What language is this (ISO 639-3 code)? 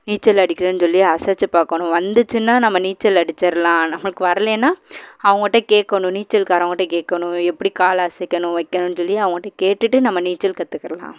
tam